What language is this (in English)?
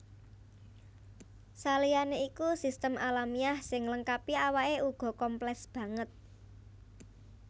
Javanese